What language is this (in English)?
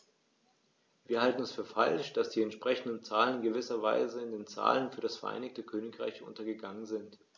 German